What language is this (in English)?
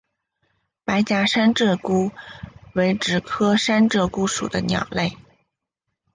Chinese